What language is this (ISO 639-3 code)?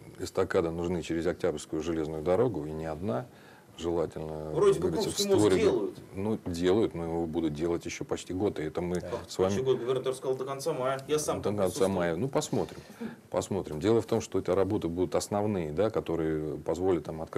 rus